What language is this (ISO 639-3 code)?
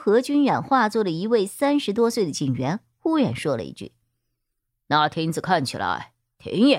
zho